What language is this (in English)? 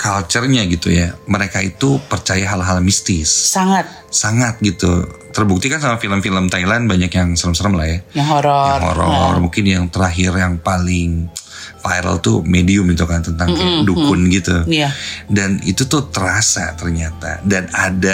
Indonesian